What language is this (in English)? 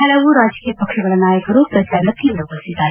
Kannada